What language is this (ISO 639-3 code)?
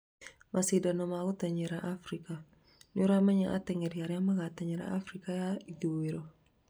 kik